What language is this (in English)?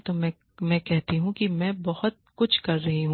Hindi